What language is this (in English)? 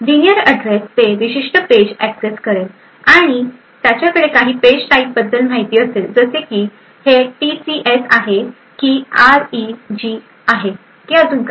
Marathi